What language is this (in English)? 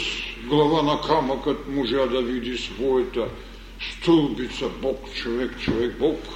Bulgarian